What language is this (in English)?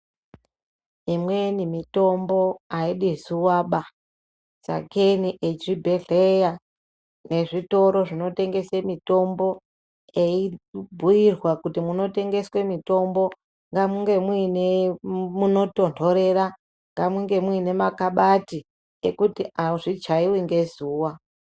Ndau